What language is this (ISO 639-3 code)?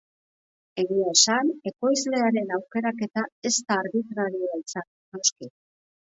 eus